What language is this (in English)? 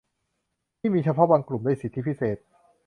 Thai